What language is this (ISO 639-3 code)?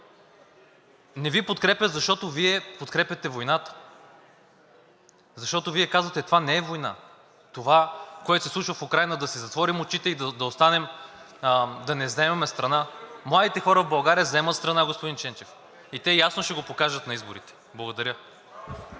bul